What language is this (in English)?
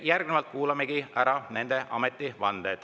Estonian